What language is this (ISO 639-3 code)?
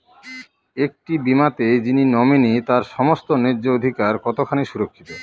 ben